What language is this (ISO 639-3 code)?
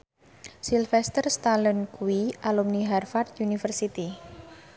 jav